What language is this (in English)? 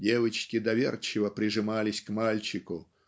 Russian